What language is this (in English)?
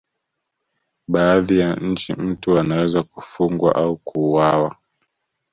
Swahili